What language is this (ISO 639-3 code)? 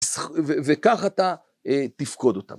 heb